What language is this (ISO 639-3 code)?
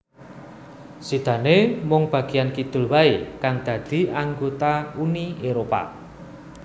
jav